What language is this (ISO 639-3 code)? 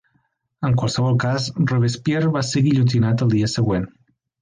cat